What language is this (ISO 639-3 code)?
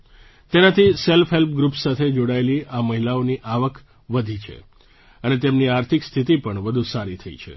guj